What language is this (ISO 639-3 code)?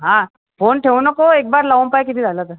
mar